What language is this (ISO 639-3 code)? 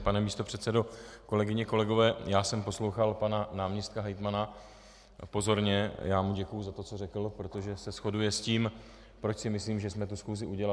ces